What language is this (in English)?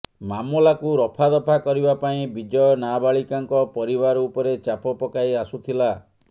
Odia